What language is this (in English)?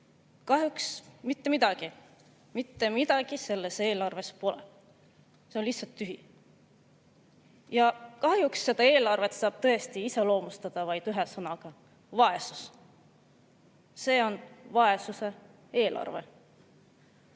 Estonian